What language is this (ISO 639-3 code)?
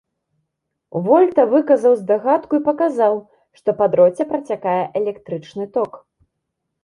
bel